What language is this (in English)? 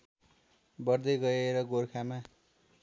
Nepali